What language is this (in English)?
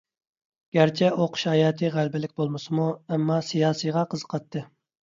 Uyghur